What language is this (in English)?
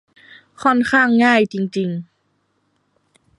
Thai